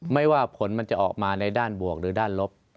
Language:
Thai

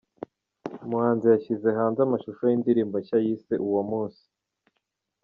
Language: Kinyarwanda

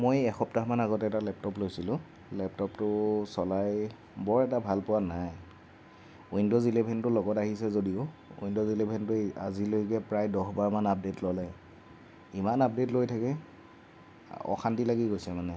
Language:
Assamese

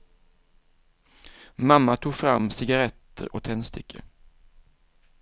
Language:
Swedish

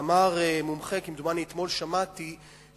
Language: Hebrew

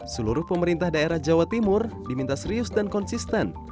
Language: Indonesian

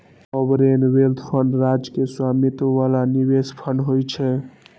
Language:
Maithili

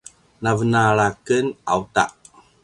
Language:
Paiwan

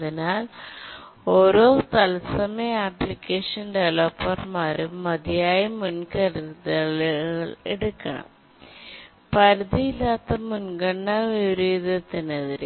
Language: Malayalam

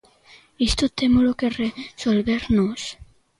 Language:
Galician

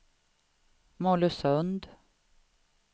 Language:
Swedish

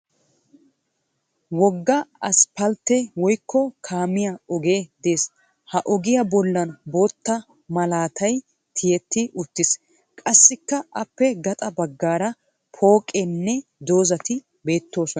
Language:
Wolaytta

